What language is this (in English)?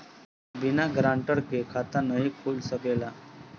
Bhojpuri